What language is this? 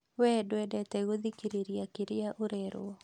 Kikuyu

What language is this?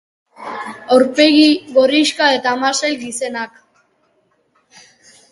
Basque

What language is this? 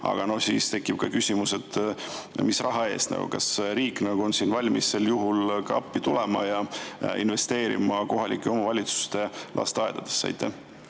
Estonian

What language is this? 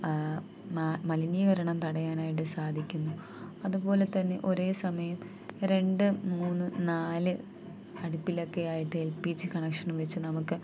Malayalam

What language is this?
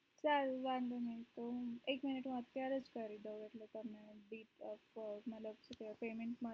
Gujarati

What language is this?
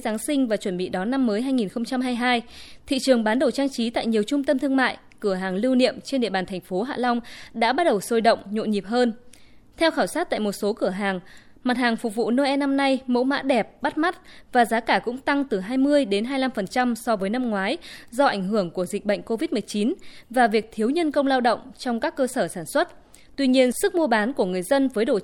Vietnamese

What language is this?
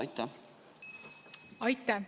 Estonian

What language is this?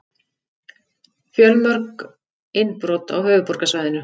Icelandic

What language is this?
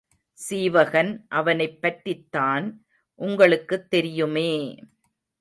Tamil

